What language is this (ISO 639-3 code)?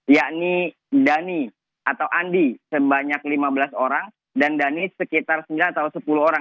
ind